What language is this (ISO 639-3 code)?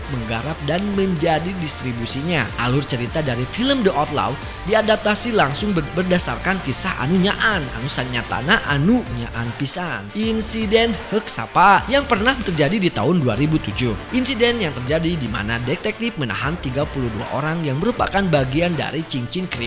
ind